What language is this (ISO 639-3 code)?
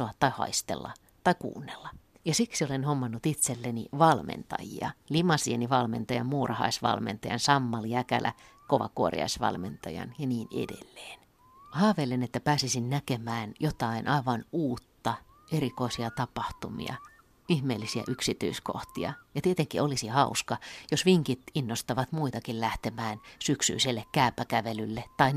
fin